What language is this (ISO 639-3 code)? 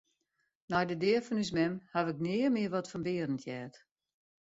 fry